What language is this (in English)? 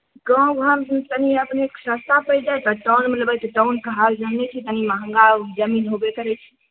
Maithili